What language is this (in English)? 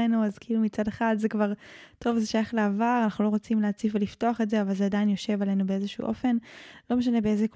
Hebrew